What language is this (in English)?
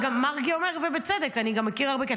Hebrew